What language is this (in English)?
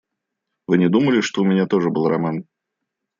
Russian